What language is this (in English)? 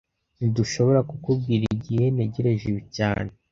Kinyarwanda